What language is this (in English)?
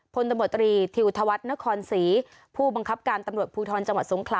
Thai